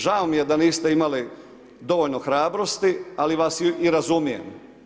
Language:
Croatian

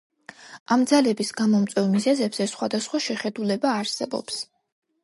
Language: Georgian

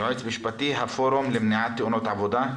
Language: Hebrew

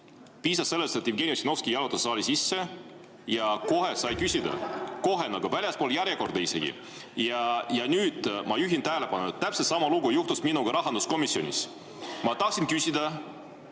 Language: Estonian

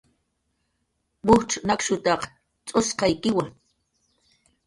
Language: Jaqaru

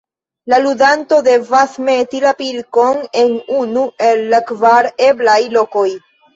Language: Esperanto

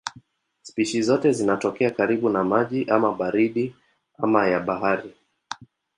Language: Swahili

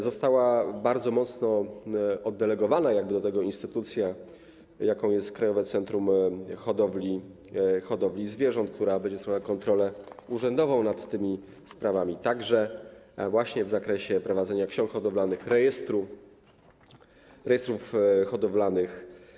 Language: Polish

